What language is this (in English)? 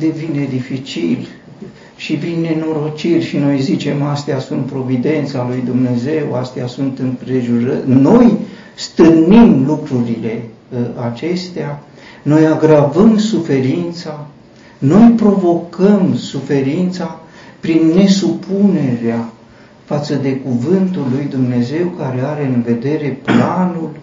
Romanian